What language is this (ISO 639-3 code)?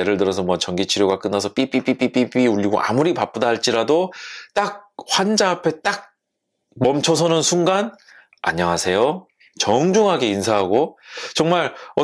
kor